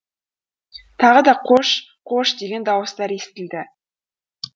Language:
Kazakh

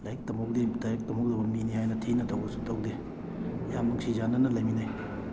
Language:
Manipuri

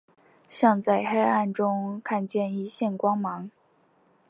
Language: Chinese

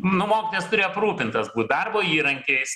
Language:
Lithuanian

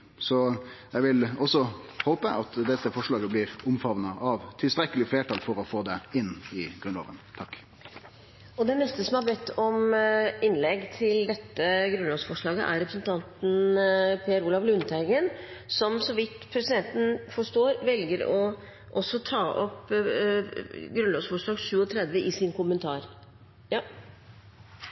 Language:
Norwegian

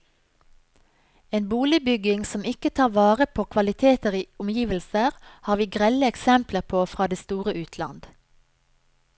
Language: Norwegian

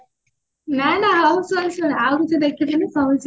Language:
Odia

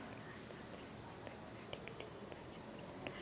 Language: Marathi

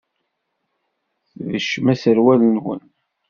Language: Kabyle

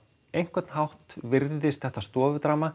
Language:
Icelandic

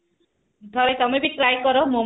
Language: Odia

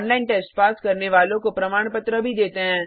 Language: Hindi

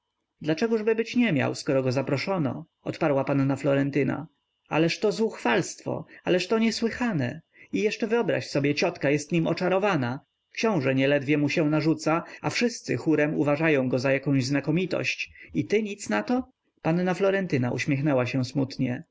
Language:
Polish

